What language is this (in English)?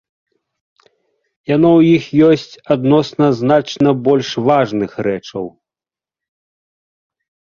Belarusian